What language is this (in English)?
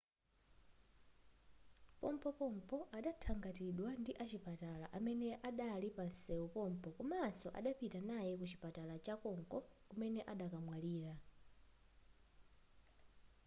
Nyanja